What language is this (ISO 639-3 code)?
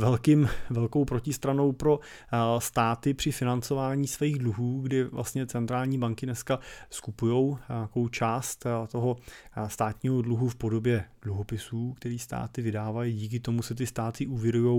ces